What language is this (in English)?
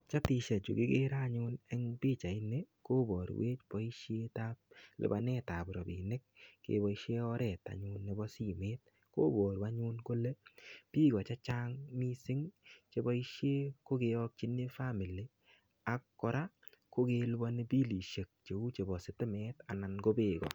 Kalenjin